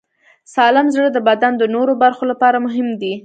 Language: Pashto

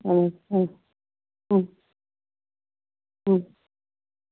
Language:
Kashmiri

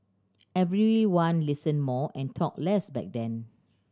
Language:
English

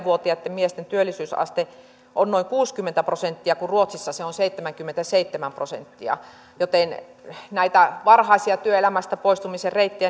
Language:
Finnish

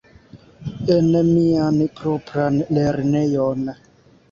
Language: Esperanto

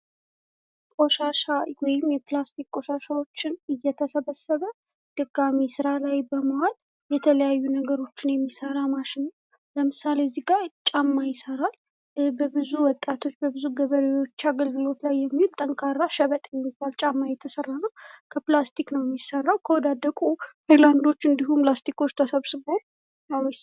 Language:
Amharic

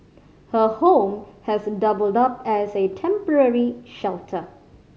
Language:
English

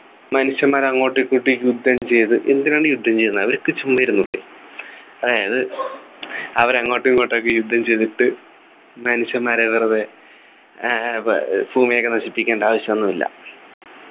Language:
Malayalam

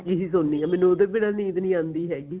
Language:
Punjabi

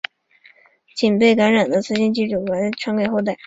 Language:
Chinese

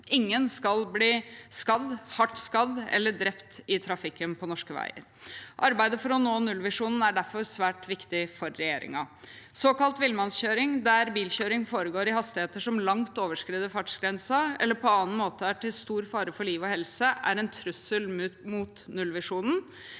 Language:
Norwegian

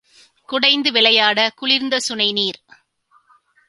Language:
Tamil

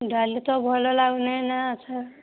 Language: Odia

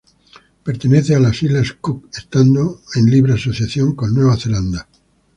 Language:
Spanish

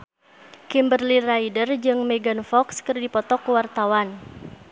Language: Sundanese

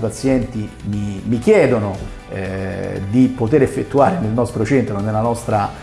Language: Italian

